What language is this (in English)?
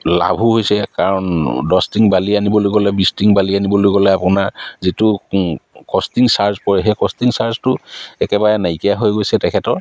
Assamese